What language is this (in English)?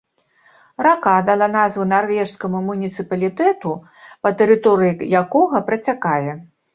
Belarusian